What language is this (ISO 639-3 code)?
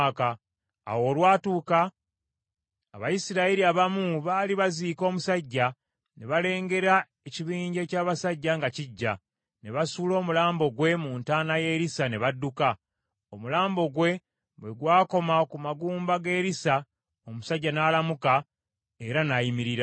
lug